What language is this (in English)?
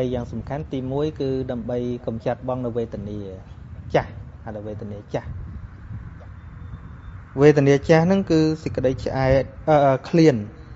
Vietnamese